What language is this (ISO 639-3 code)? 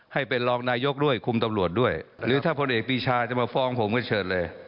tha